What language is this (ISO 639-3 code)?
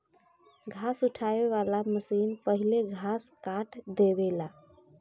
bho